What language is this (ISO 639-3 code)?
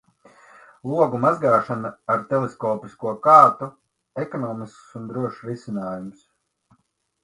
lav